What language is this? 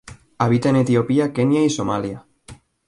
Spanish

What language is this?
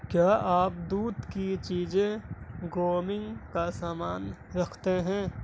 Urdu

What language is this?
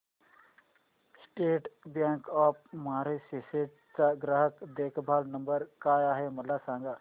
Marathi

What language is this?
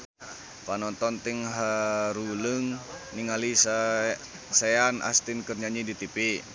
Sundanese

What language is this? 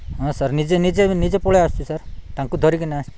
Odia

